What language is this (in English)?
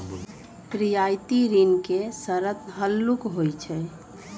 Magahi